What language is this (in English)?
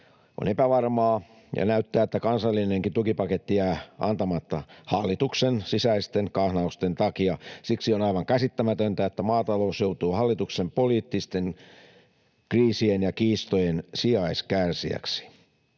Finnish